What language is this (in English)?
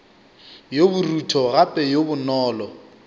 Northern Sotho